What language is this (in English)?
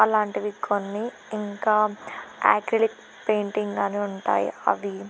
Telugu